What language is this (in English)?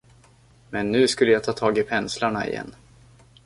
Swedish